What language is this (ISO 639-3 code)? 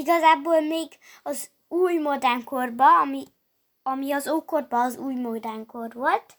hun